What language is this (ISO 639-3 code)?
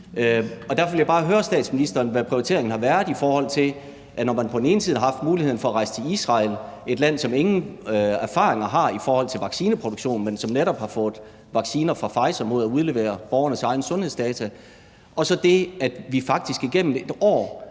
dan